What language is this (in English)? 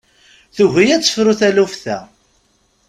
Kabyle